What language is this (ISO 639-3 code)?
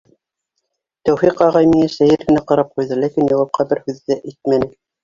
bak